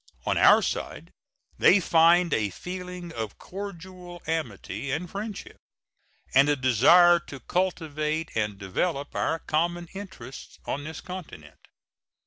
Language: English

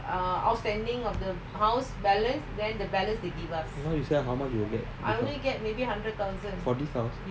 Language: English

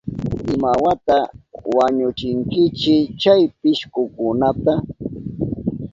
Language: Southern Pastaza Quechua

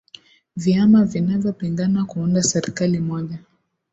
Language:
Swahili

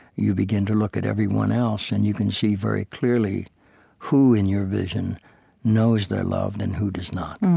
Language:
English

